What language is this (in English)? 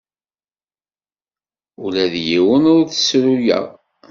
Kabyle